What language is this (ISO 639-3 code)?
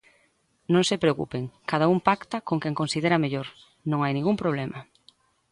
glg